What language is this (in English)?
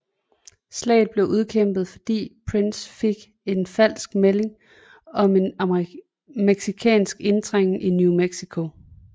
Danish